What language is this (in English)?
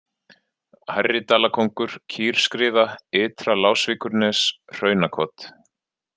Icelandic